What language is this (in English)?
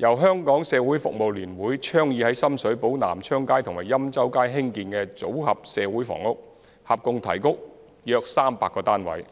Cantonese